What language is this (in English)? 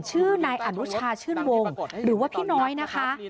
Thai